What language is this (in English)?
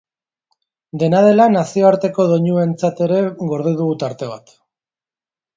Basque